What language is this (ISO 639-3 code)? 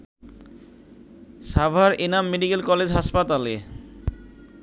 ben